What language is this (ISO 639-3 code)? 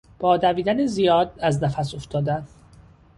fas